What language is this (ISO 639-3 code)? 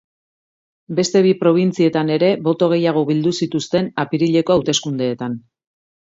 eus